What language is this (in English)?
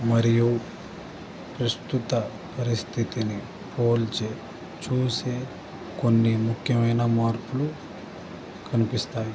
Telugu